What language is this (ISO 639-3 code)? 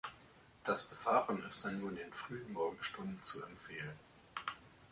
deu